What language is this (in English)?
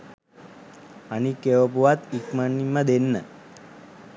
Sinhala